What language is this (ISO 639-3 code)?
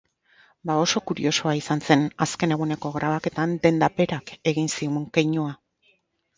eus